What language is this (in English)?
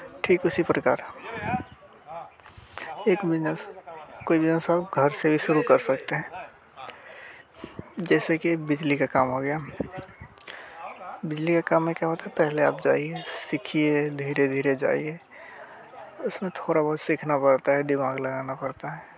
Hindi